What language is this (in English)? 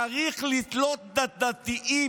Hebrew